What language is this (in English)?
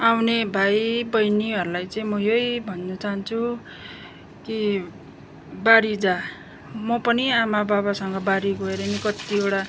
Nepali